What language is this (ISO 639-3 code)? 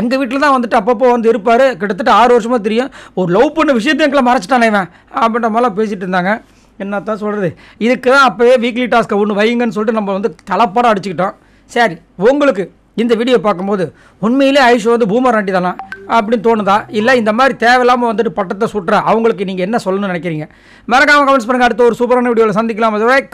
ara